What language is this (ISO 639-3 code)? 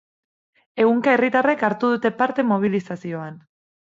eus